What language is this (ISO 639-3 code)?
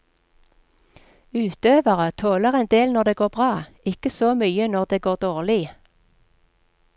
nor